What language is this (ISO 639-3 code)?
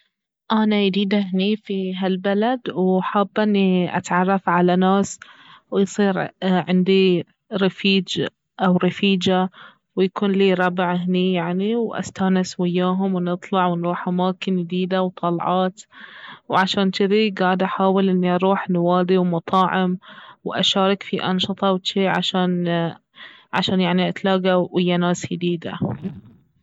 abv